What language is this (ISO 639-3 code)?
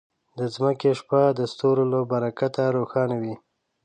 pus